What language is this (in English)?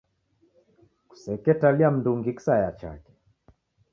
Taita